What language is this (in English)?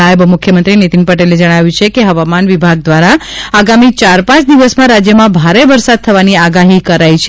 Gujarati